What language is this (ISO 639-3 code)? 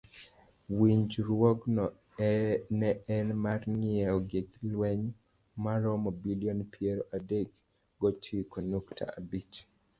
luo